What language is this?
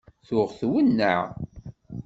Kabyle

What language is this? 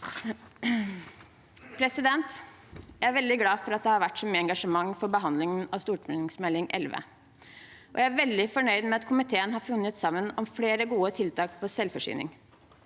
Norwegian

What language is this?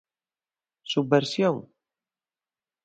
Galician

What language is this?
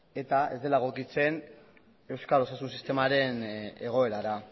Basque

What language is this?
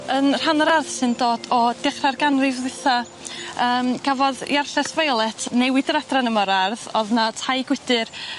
Welsh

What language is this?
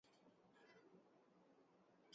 Urdu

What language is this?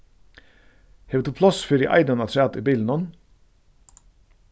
Faroese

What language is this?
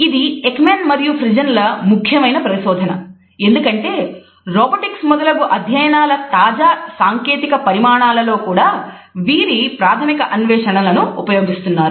Telugu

